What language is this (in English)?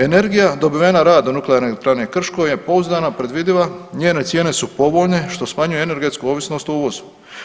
Croatian